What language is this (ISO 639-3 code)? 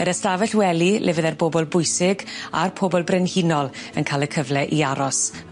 cym